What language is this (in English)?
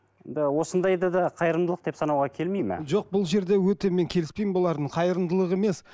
Kazakh